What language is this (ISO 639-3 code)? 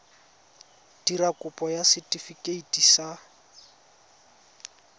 tsn